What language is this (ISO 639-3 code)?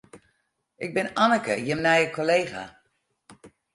fry